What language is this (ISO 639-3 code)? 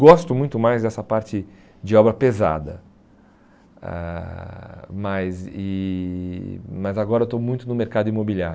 por